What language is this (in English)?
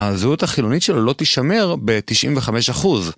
Hebrew